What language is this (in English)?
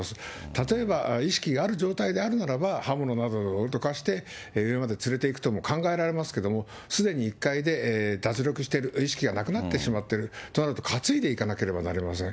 Japanese